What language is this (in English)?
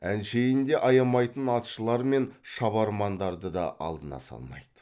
Kazakh